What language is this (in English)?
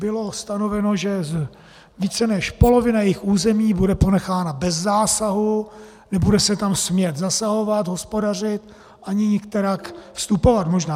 Czech